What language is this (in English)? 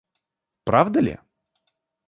Russian